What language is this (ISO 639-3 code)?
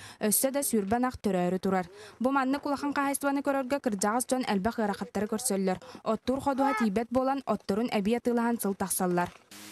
spa